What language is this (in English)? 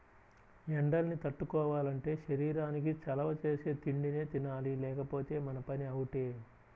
Telugu